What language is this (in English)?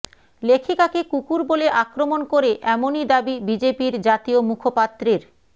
Bangla